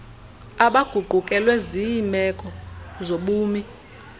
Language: Xhosa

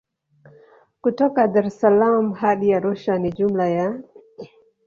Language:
Swahili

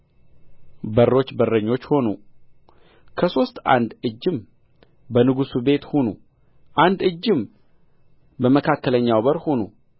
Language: Amharic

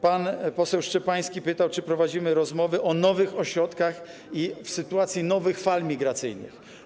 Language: Polish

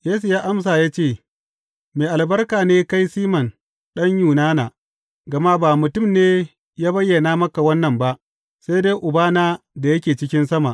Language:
Hausa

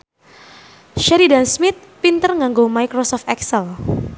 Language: Javanese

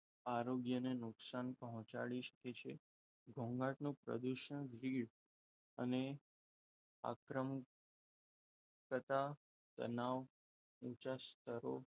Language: Gujarati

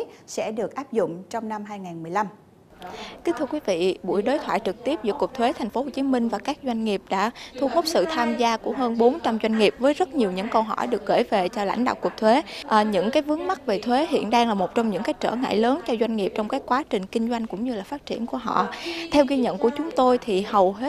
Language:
Vietnamese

